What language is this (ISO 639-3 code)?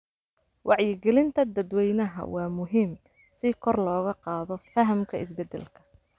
som